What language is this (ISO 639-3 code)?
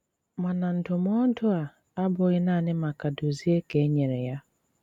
ibo